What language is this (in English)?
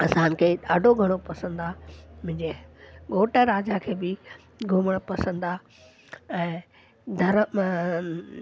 Sindhi